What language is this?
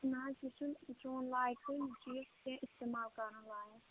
Kashmiri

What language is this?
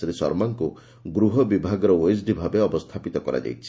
Odia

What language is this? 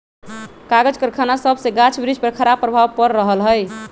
Magahi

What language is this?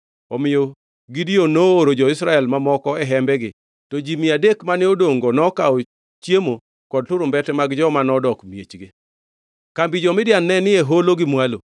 Luo (Kenya and Tanzania)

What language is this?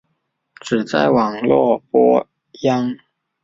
Chinese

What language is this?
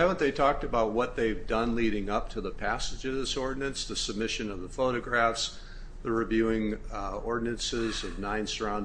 English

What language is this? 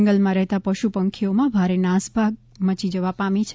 Gujarati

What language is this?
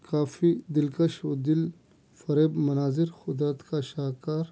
Urdu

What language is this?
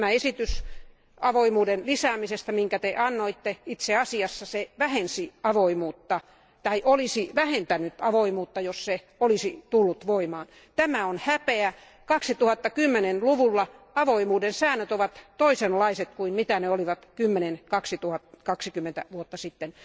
Finnish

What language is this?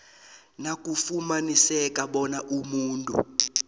South Ndebele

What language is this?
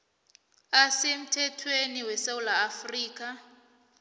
South Ndebele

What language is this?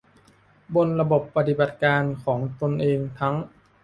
Thai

